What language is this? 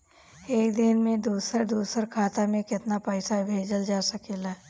Bhojpuri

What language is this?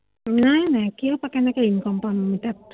Assamese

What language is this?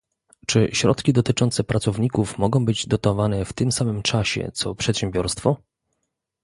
Polish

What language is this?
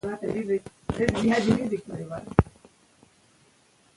Pashto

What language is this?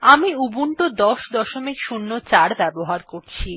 Bangla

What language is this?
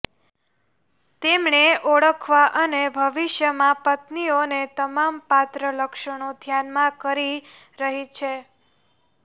Gujarati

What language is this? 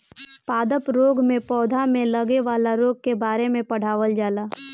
Bhojpuri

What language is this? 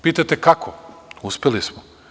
Serbian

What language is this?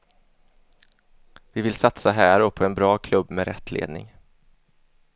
Swedish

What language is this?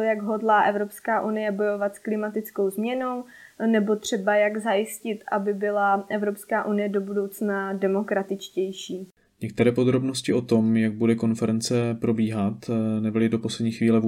Czech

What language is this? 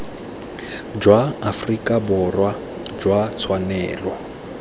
Tswana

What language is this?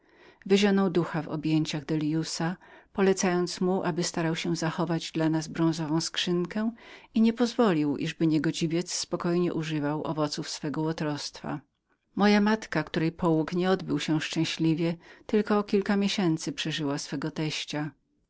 Polish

